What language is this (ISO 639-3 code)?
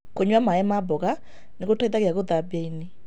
kik